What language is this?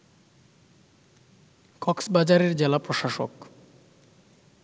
Bangla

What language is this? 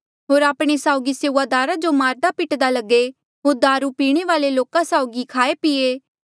Mandeali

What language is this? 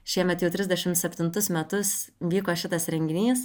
Lithuanian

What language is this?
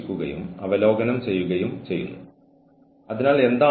Malayalam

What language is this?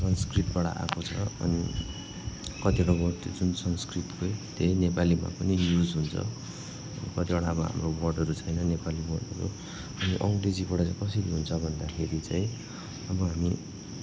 Nepali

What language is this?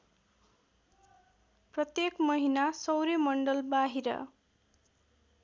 Nepali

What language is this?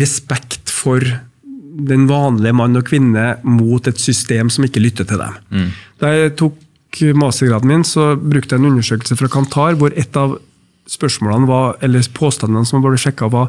Norwegian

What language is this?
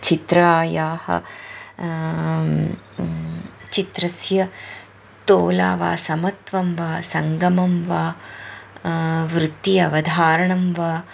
Sanskrit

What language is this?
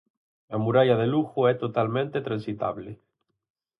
Galician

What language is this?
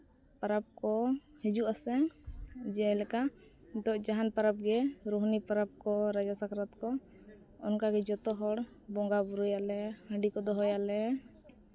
Santali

